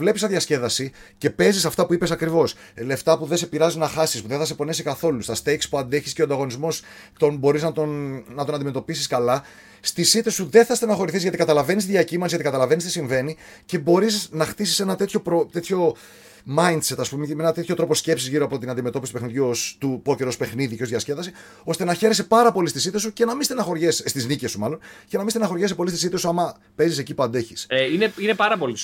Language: Greek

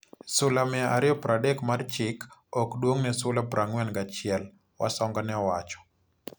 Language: Luo (Kenya and Tanzania)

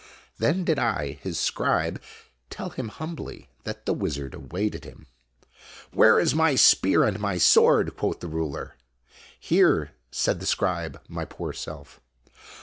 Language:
English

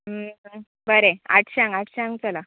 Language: Konkani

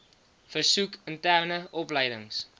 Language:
Afrikaans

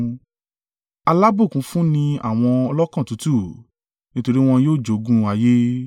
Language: Yoruba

